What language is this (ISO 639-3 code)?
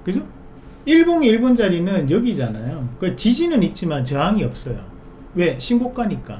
kor